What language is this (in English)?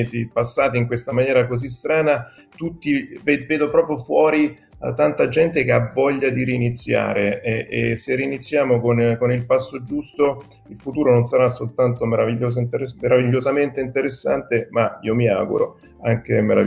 Italian